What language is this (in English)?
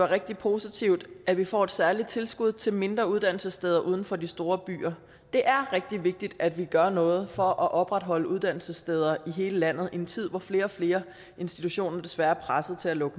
Danish